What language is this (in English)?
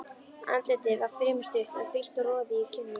Icelandic